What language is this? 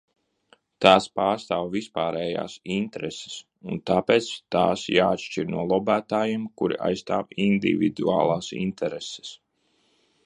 Latvian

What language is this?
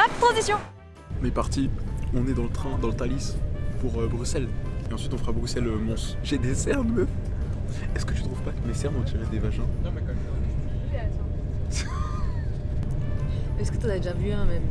French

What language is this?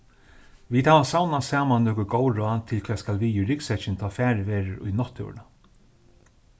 Faroese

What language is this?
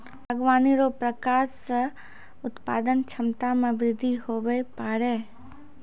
Maithili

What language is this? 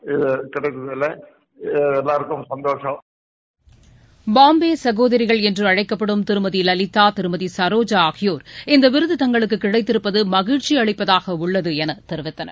Tamil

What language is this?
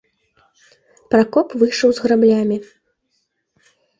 Belarusian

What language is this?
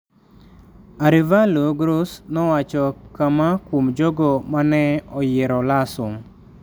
Luo (Kenya and Tanzania)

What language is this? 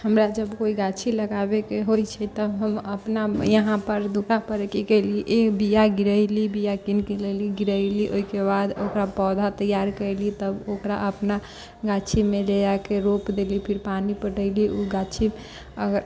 Maithili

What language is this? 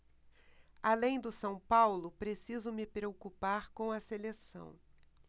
Portuguese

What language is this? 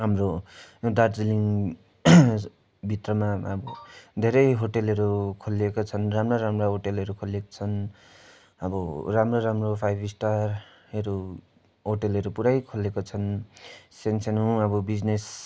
Nepali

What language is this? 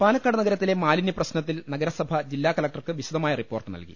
Malayalam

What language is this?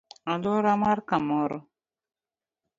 Luo (Kenya and Tanzania)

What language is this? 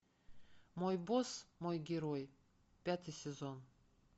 Russian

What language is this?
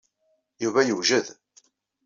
Kabyle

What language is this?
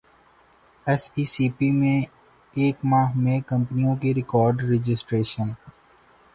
Urdu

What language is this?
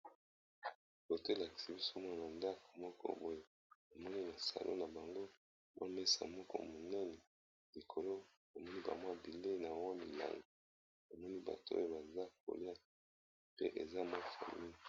Lingala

